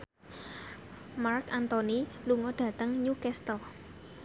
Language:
Javanese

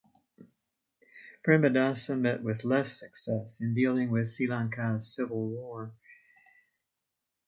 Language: English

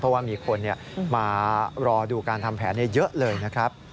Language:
Thai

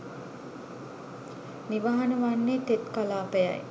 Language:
Sinhala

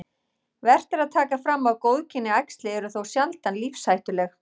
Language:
Icelandic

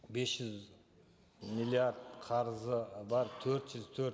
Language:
Kazakh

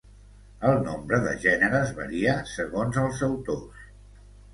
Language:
Catalan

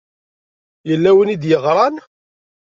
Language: Kabyle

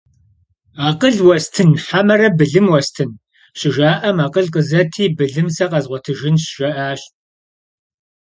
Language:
Kabardian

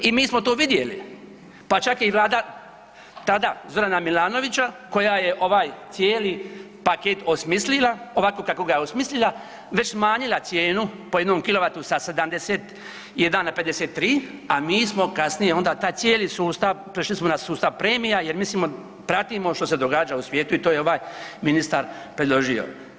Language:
Croatian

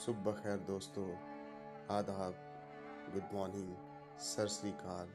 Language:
Punjabi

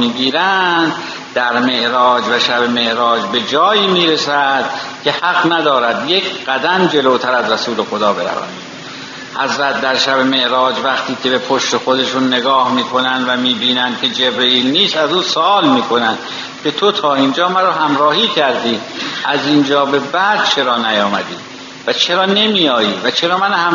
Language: Persian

